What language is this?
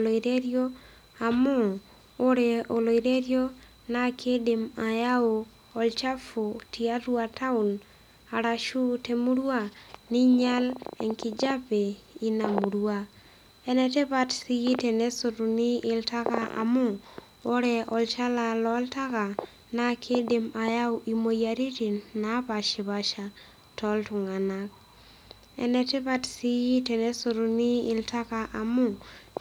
Masai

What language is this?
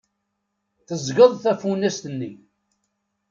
Kabyle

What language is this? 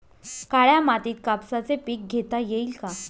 Marathi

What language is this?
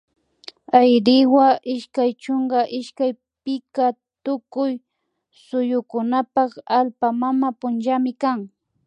Imbabura Highland Quichua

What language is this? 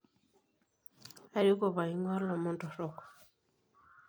Masai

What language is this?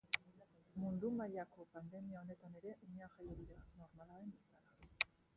Basque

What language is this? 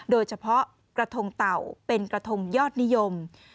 Thai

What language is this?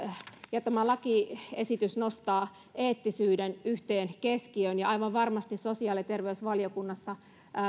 Finnish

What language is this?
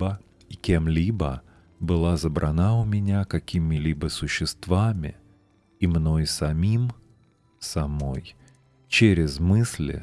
Russian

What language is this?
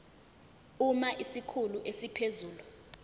Zulu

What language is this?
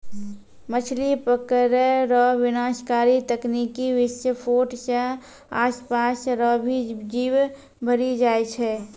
Maithili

